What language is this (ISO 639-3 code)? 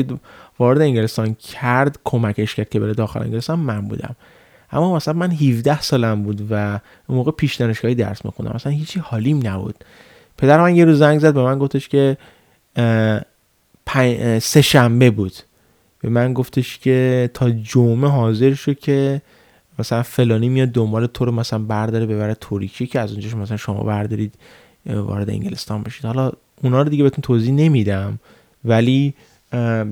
fas